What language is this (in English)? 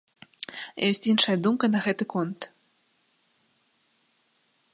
Belarusian